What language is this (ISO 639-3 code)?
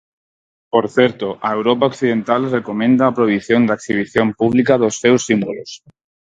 glg